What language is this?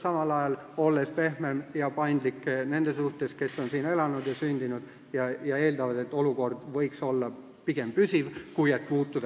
Estonian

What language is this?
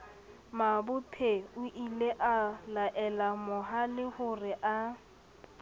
Southern Sotho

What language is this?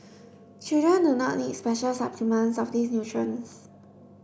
English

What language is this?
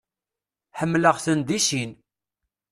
Kabyle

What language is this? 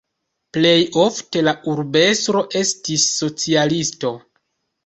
Esperanto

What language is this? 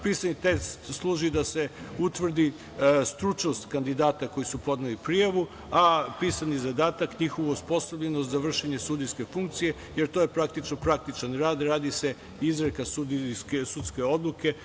Serbian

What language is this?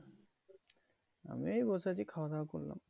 Bangla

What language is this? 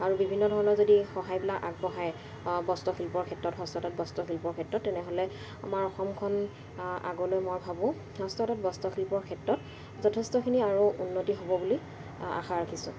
Assamese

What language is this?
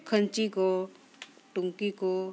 Santali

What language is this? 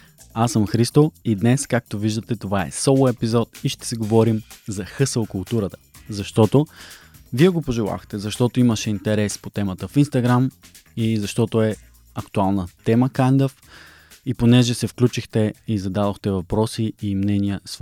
Bulgarian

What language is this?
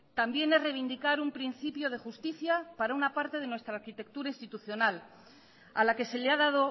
Spanish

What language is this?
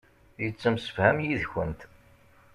Kabyle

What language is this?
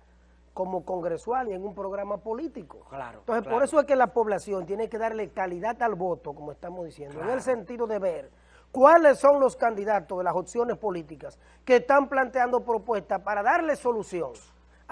Spanish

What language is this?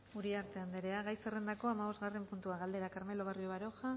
Basque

